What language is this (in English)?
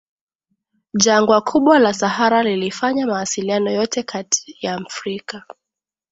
Swahili